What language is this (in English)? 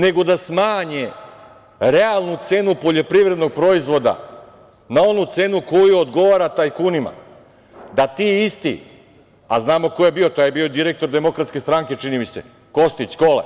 Serbian